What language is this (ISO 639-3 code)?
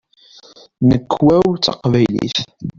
kab